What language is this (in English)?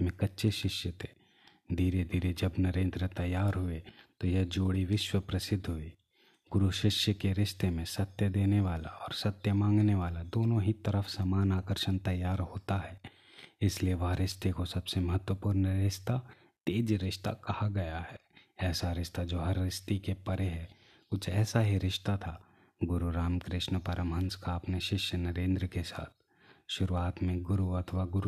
Hindi